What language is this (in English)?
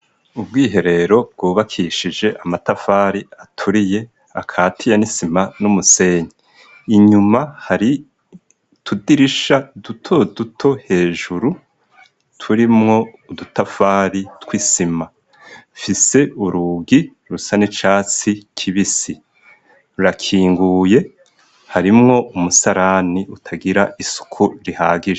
Rundi